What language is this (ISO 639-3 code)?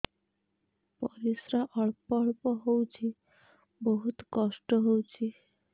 ori